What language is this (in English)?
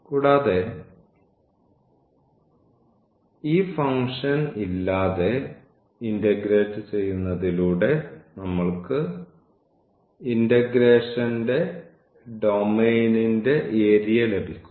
Malayalam